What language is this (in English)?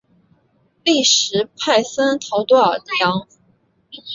Chinese